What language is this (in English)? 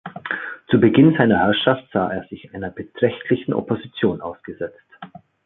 German